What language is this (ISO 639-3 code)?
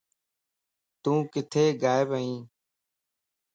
lss